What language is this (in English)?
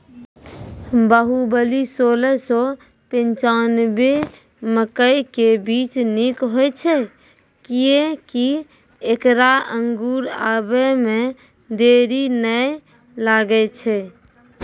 Maithili